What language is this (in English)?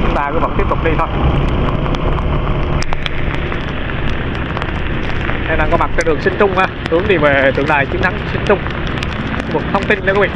Vietnamese